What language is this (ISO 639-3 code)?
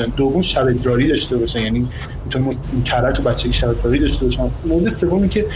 fas